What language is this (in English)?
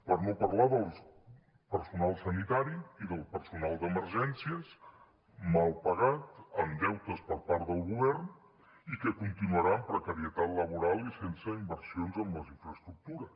Catalan